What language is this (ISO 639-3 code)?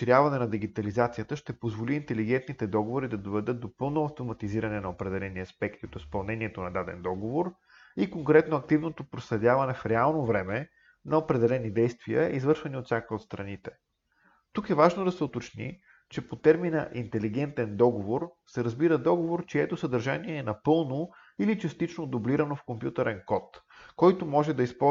bul